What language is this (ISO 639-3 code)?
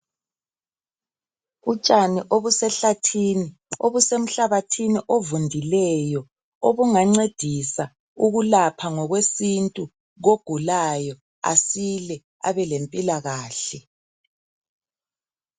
nde